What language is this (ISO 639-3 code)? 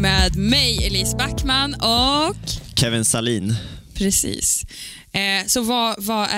swe